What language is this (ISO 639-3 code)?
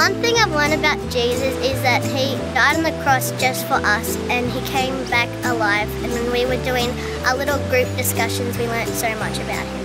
eng